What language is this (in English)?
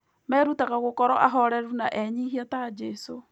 Kikuyu